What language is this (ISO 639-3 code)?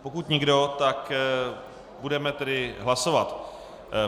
ces